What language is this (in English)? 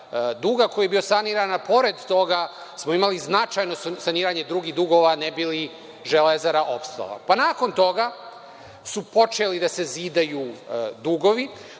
Serbian